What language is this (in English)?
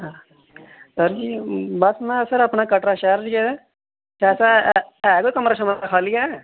Dogri